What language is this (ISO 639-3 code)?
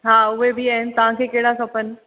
snd